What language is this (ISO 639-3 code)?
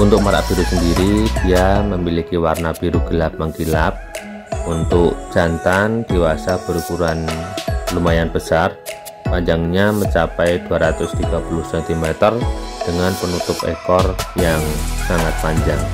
ind